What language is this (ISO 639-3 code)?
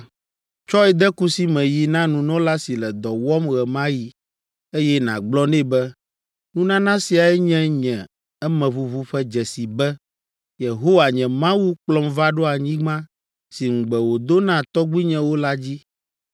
ewe